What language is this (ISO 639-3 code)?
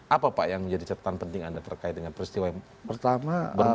ind